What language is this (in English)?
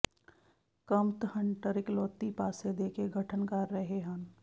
Punjabi